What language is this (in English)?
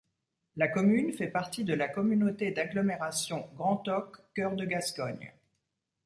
French